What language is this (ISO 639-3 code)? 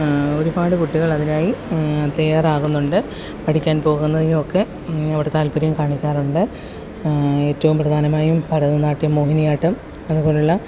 mal